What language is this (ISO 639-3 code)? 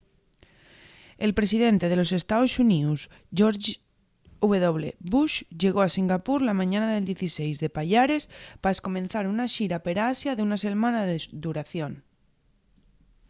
ast